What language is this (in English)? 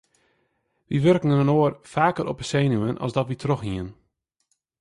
Western Frisian